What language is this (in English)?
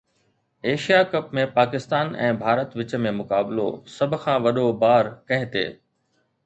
Sindhi